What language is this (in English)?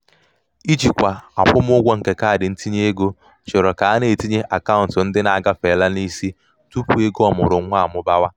Igbo